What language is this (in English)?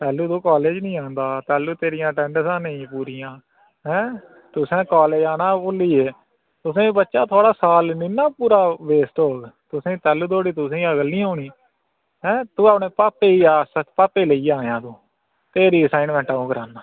Dogri